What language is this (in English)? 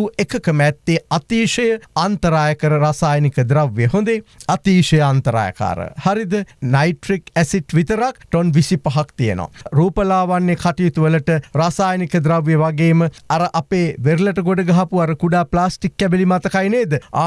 English